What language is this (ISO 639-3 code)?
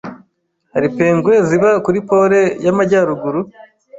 kin